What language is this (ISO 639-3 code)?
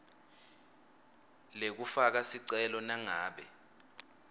ssw